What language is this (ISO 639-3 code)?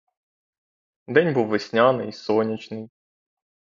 ukr